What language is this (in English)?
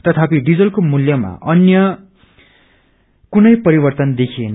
Nepali